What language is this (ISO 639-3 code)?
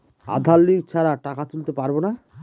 ben